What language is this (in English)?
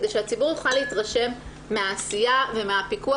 Hebrew